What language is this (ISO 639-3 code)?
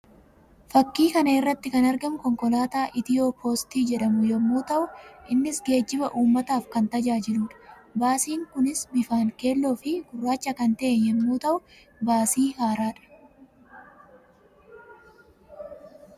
orm